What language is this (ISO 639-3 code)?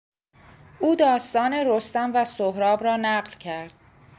fas